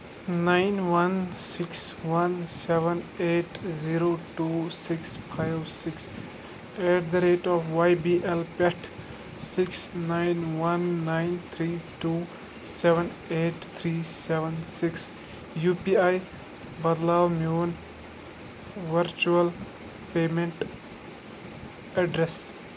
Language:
Kashmiri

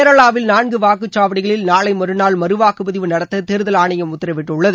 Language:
Tamil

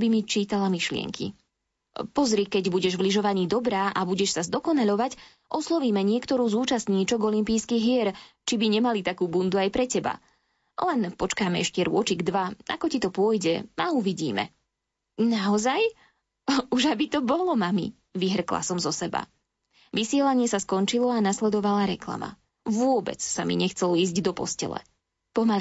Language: Slovak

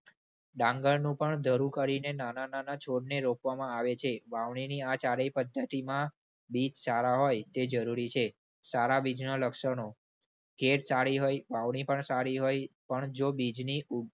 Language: Gujarati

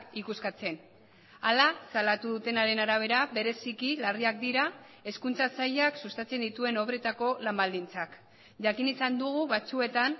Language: Basque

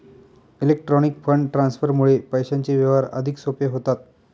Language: Marathi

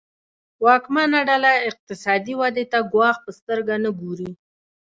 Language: Pashto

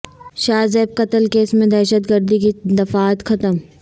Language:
Urdu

